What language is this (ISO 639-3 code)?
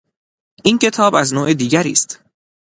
fas